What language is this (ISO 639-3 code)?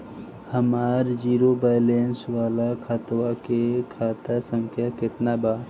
bho